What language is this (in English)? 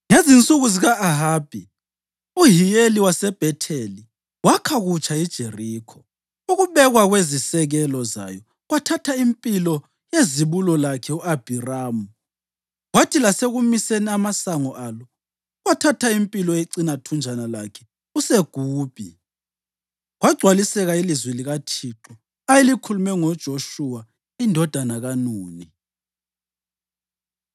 North Ndebele